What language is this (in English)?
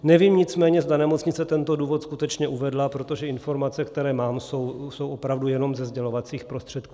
Czech